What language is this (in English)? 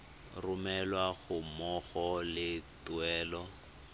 Tswana